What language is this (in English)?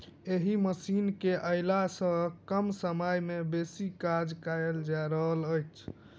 Maithili